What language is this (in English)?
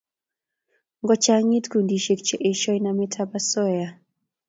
Kalenjin